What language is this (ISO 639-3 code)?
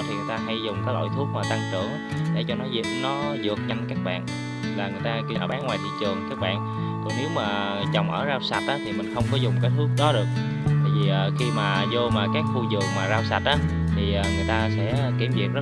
vie